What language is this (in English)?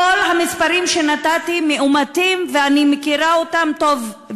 Hebrew